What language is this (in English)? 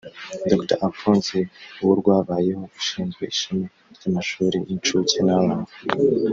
Kinyarwanda